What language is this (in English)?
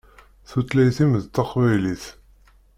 Kabyle